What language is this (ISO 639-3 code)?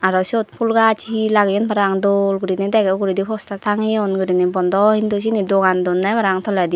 ccp